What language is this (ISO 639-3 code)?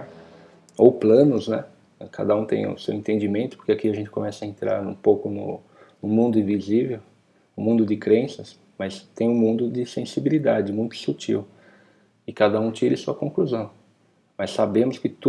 por